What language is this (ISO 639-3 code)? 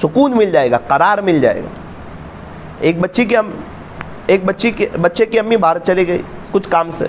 hin